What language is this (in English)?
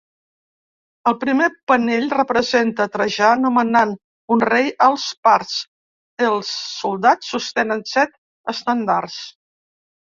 Catalan